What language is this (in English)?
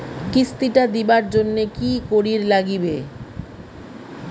Bangla